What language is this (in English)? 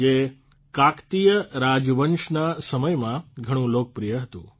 Gujarati